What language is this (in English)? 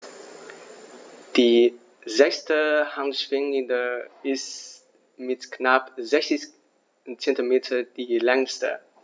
German